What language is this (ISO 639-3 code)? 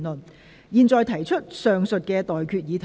yue